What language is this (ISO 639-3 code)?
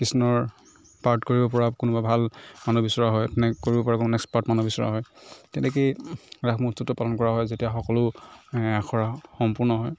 asm